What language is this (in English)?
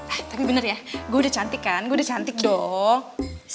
Indonesian